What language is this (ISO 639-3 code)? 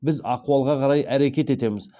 kaz